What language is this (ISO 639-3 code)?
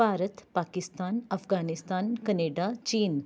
pan